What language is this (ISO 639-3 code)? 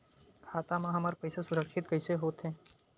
hne